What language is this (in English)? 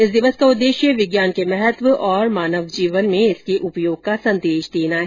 Hindi